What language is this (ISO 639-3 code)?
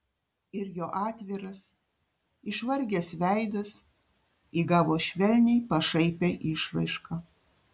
lit